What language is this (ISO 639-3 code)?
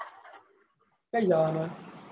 guj